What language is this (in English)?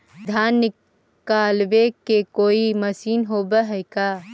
Magahi